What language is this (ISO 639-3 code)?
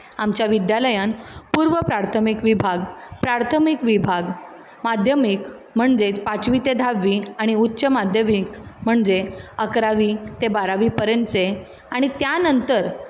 kok